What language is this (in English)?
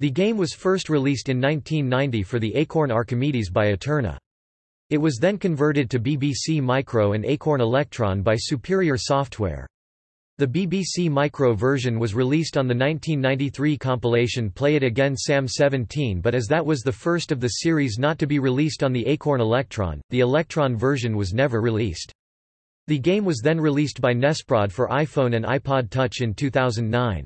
English